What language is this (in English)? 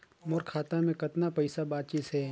Chhattisgarhi